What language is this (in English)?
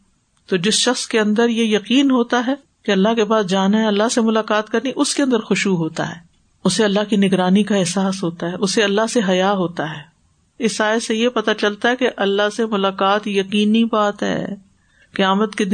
Urdu